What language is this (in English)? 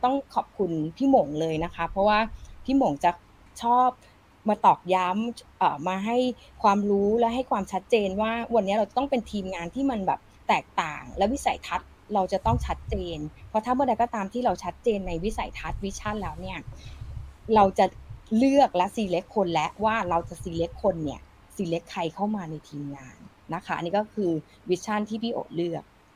Thai